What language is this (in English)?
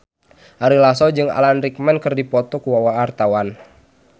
Sundanese